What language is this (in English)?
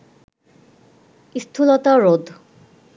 Bangla